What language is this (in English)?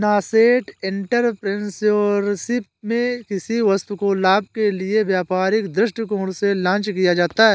Hindi